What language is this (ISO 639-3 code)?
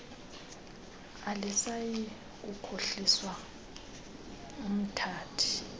xho